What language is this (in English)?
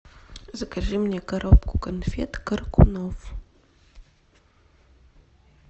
Russian